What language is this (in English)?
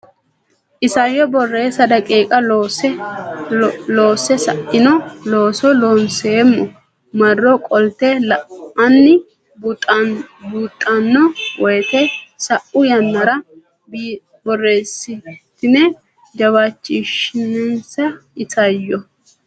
Sidamo